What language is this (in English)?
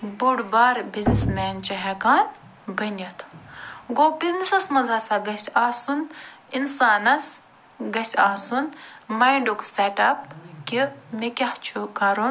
Kashmiri